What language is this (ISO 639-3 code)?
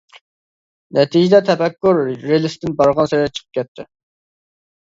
uig